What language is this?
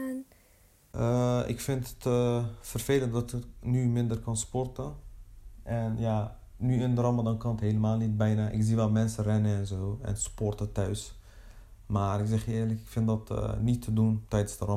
Dutch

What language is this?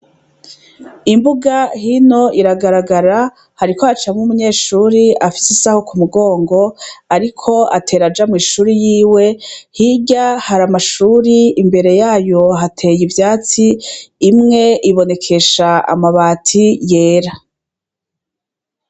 Rundi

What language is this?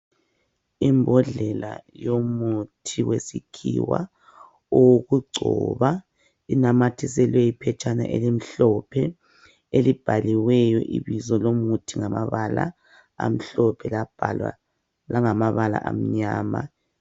North Ndebele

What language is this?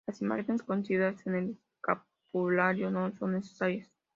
Spanish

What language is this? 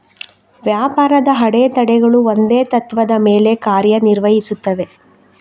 Kannada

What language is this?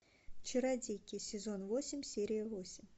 Russian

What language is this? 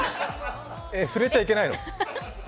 Japanese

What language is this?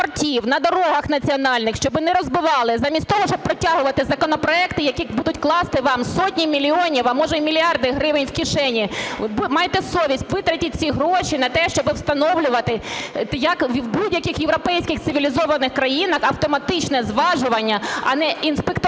Ukrainian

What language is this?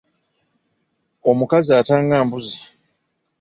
Ganda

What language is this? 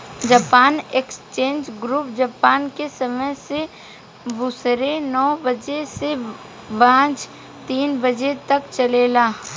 Bhojpuri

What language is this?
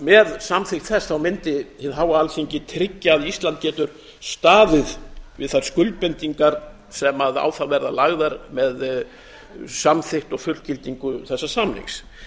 Icelandic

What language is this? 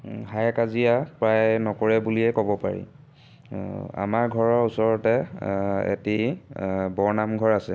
Assamese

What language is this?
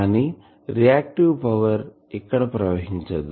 Telugu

